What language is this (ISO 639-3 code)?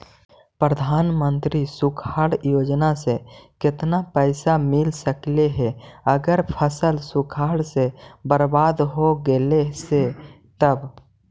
mag